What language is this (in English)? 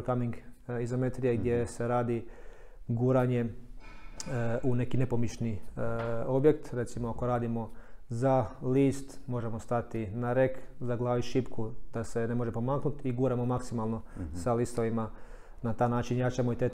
Croatian